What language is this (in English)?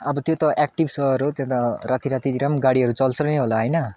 Nepali